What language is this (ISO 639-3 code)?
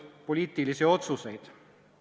est